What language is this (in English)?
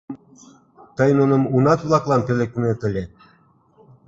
Mari